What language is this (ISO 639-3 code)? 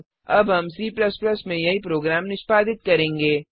hin